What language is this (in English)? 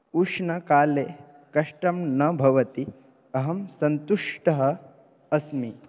Sanskrit